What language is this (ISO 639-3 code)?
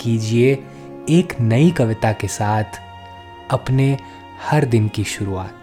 hin